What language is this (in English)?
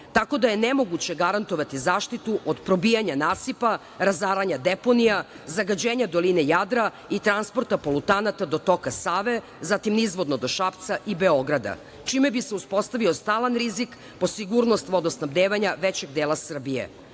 Serbian